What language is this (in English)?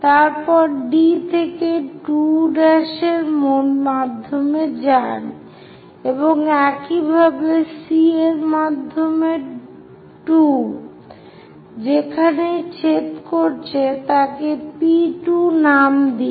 Bangla